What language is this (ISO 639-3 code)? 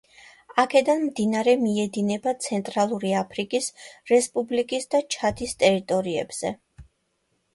kat